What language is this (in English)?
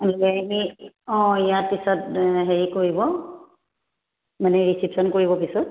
Assamese